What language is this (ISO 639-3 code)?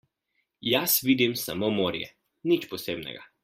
slv